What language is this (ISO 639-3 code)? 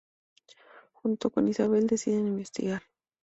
spa